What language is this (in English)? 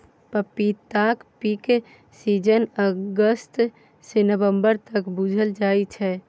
Maithili